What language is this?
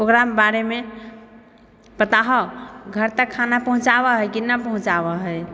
Maithili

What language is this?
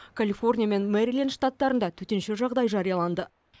Kazakh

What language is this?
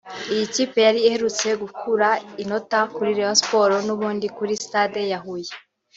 Kinyarwanda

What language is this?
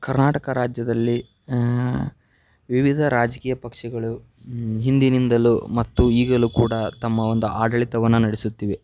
Kannada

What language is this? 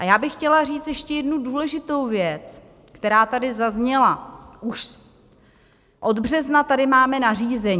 Czech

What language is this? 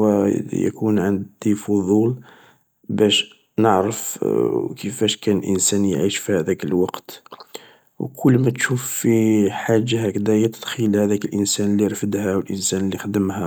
Algerian Arabic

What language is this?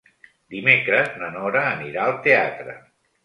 Catalan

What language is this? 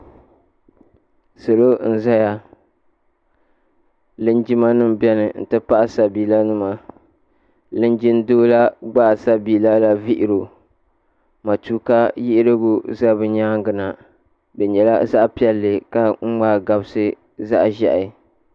Dagbani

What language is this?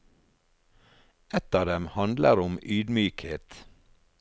Norwegian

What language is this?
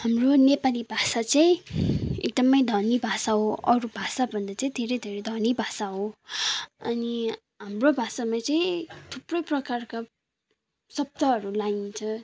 Nepali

